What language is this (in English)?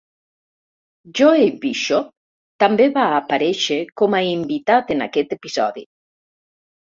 Catalan